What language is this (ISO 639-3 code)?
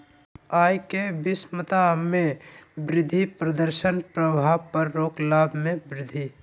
mag